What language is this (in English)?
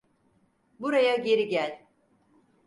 Turkish